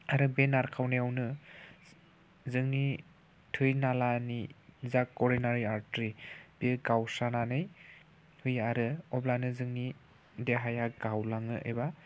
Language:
Bodo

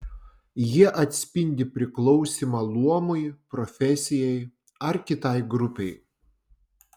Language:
Lithuanian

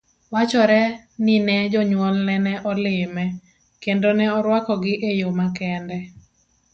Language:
Luo (Kenya and Tanzania)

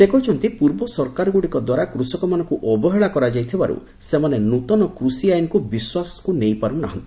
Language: Odia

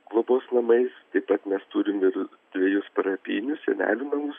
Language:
Lithuanian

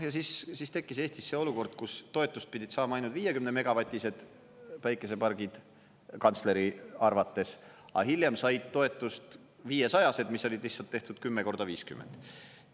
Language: Estonian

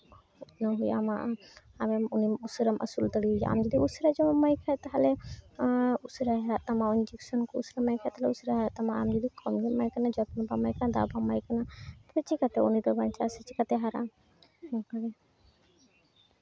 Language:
Santali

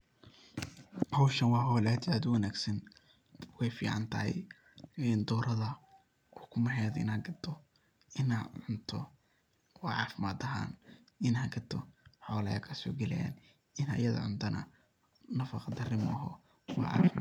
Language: Somali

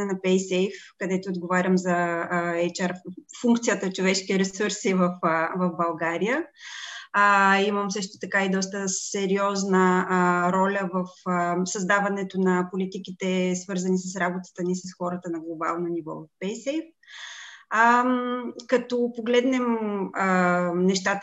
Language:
Bulgarian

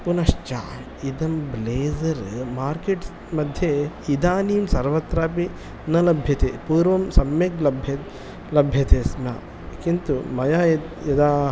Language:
Sanskrit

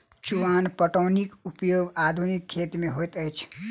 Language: Maithili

